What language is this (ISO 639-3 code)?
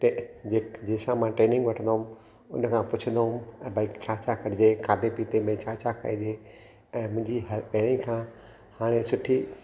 snd